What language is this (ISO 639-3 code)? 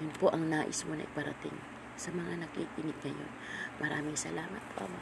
fil